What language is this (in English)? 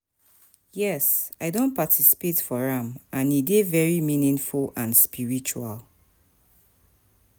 Nigerian Pidgin